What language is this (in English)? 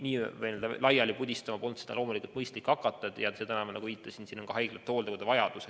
Estonian